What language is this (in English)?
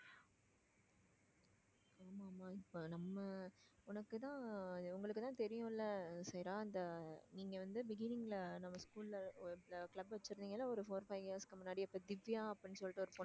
Tamil